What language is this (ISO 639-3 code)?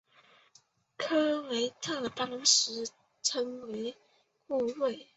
zho